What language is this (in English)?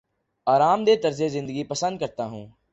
Urdu